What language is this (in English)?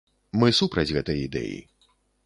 Belarusian